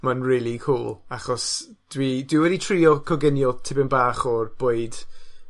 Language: Welsh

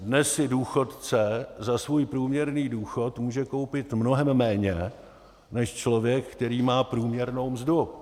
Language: Czech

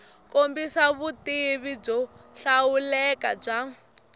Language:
Tsonga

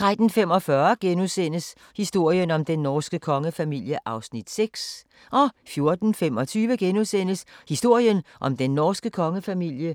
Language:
Danish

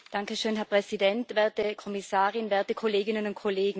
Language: German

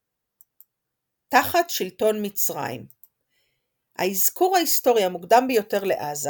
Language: Hebrew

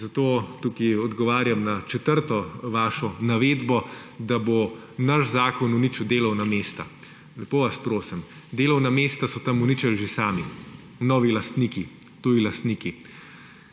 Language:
Slovenian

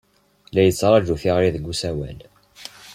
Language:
Kabyle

